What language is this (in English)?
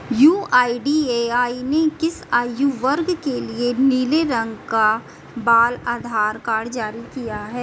Hindi